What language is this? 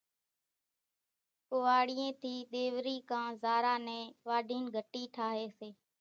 Kachi Koli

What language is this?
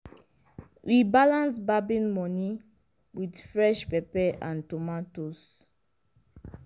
Nigerian Pidgin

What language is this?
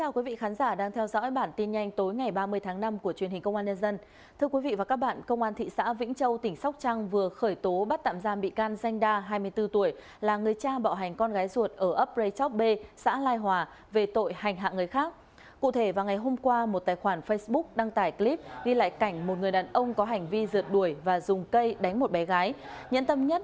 Vietnamese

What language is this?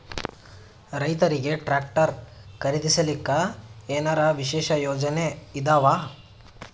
Kannada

